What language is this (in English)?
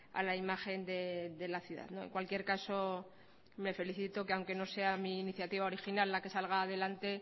Spanish